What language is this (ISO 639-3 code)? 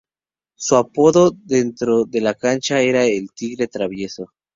spa